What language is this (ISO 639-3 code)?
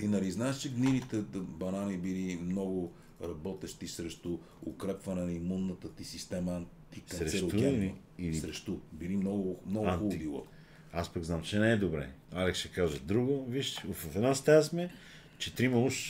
bul